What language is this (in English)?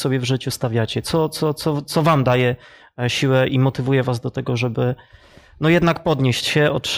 Polish